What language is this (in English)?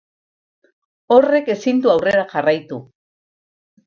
Basque